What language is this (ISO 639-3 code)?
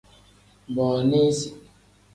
kdh